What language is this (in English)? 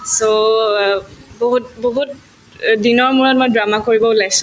Assamese